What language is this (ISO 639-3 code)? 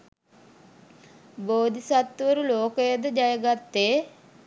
sin